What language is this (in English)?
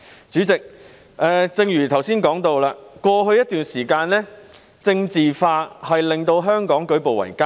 Cantonese